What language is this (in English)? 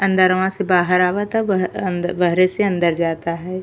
Bhojpuri